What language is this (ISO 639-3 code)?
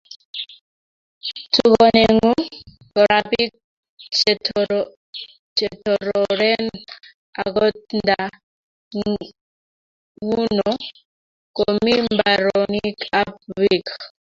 kln